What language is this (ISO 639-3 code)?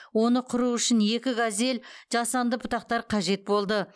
kaz